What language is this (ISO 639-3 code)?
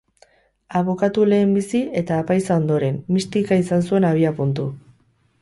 eus